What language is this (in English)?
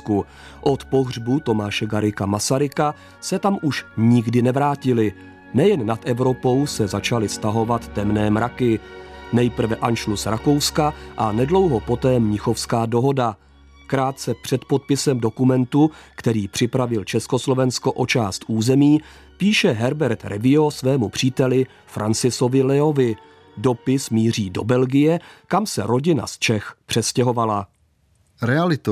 Czech